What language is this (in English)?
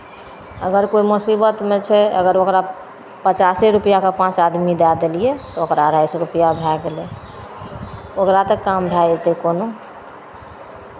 Maithili